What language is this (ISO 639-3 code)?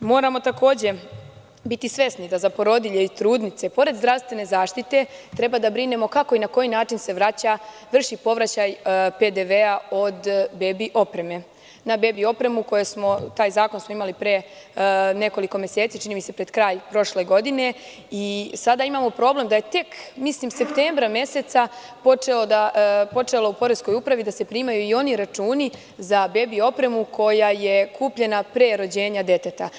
srp